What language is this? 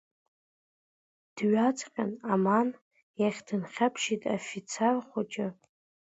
Abkhazian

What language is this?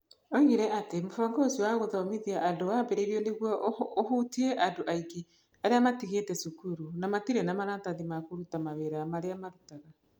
Kikuyu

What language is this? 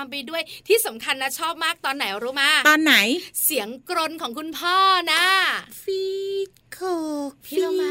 Thai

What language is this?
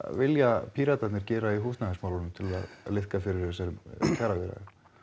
Icelandic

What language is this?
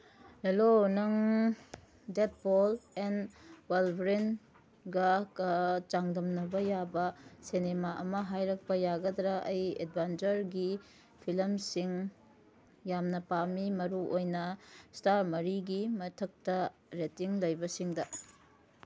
Manipuri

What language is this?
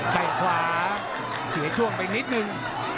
Thai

